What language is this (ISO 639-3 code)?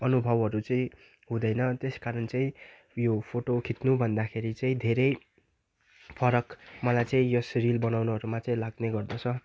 nep